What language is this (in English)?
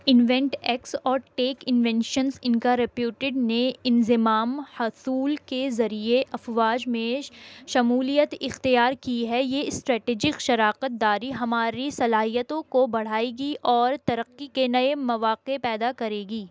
Urdu